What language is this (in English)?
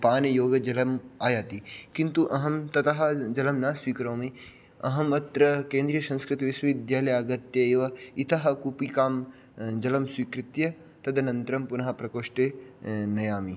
Sanskrit